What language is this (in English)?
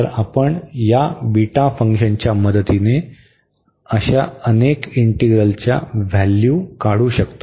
Marathi